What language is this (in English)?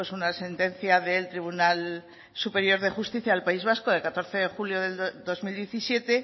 Spanish